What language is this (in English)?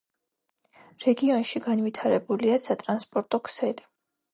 Georgian